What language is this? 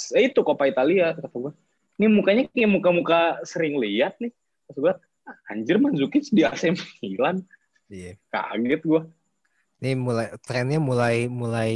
Indonesian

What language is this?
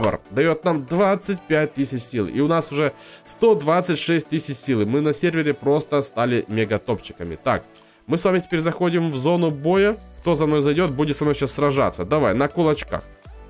Russian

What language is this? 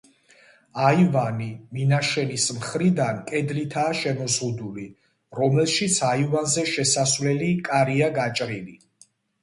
Georgian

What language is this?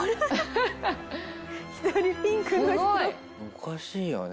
Japanese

